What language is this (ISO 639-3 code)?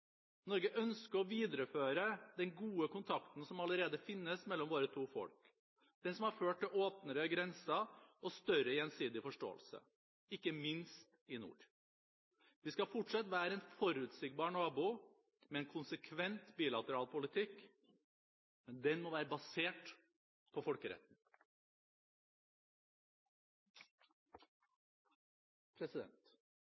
nob